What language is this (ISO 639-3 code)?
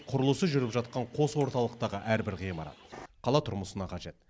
kaz